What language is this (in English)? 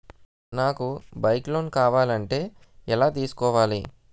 Telugu